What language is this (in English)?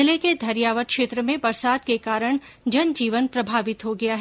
Hindi